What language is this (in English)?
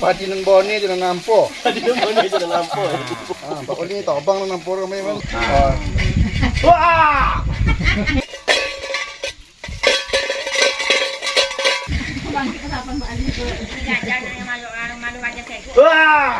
Indonesian